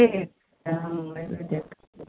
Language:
Maithili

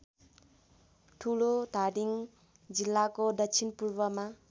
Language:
Nepali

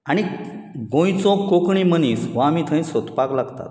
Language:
Konkani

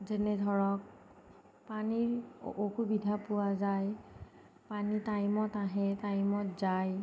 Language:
Assamese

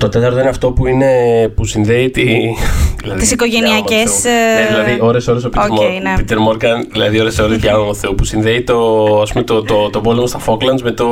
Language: Greek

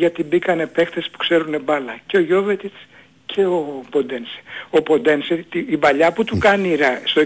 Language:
Greek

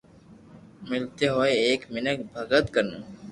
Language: Loarki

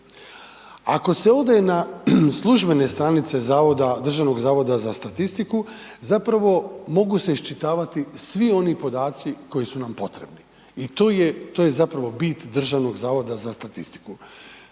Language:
Croatian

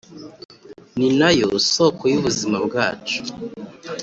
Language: Kinyarwanda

